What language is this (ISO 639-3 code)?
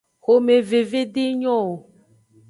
ajg